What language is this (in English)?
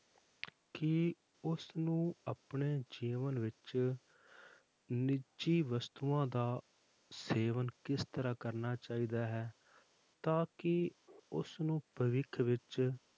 Punjabi